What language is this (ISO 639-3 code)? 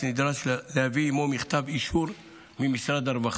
heb